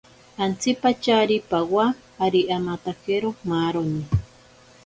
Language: Ashéninka Perené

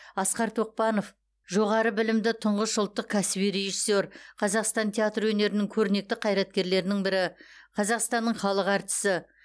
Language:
Kazakh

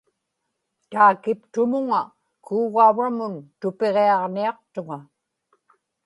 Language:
Inupiaq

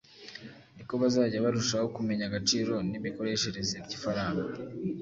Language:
Kinyarwanda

